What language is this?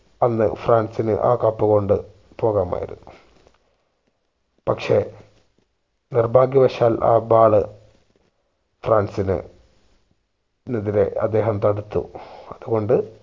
Malayalam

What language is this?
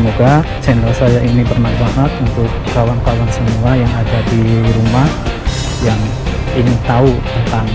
Indonesian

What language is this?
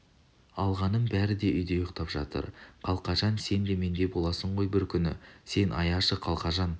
Kazakh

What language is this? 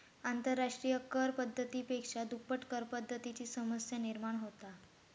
Marathi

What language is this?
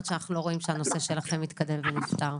Hebrew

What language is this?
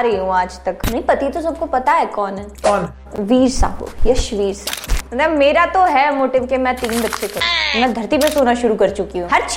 Hindi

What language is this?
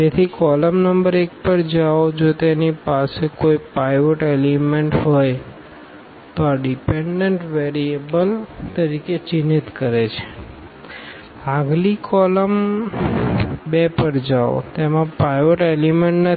Gujarati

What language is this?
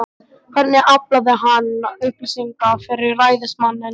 Icelandic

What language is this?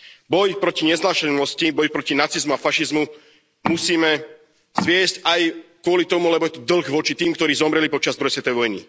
Slovak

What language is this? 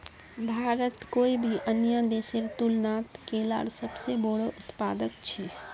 Magahi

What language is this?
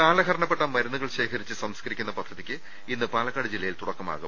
Malayalam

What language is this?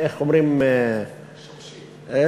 Hebrew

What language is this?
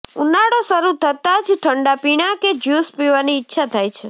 Gujarati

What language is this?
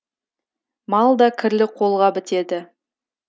Kazakh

